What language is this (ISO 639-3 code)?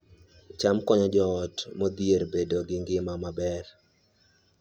luo